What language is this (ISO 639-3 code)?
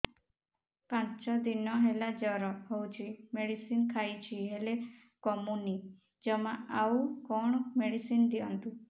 ori